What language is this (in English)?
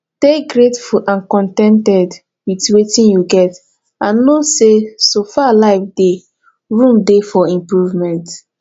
Nigerian Pidgin